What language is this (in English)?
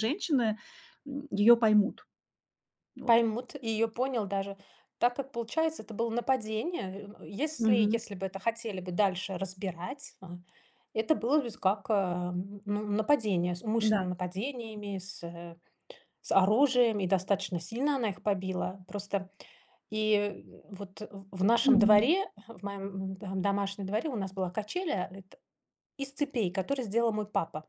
Russian